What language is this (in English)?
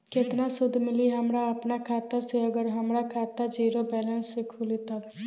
Bhojpuri